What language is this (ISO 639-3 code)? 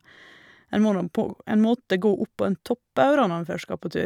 nor